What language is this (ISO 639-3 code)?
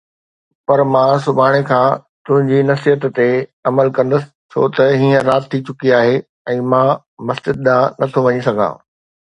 snd